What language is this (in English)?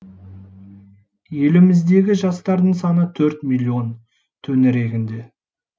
Kazakh